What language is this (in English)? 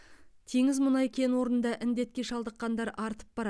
Kazakh